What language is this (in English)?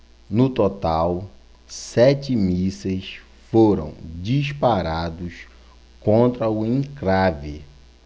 Portuguese